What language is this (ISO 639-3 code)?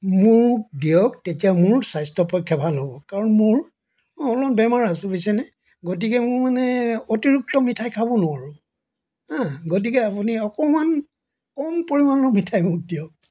asm